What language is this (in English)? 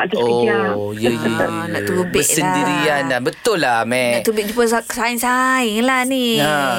Malay